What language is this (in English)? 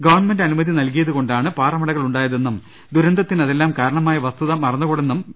Malayalam